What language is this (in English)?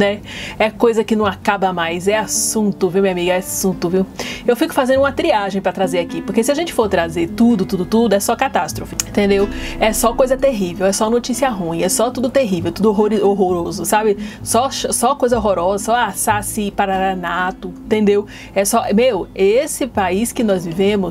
Portuguese